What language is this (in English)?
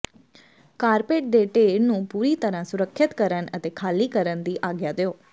Punjabi